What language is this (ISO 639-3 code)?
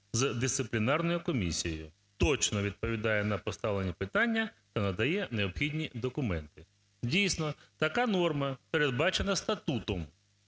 ukr